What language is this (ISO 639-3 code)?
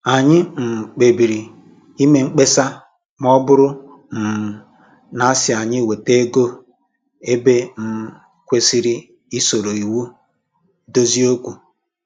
ibo